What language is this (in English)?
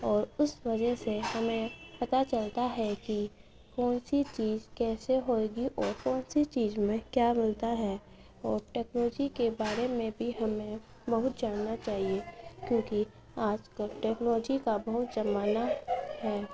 Urdu